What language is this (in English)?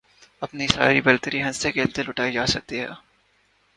Urdu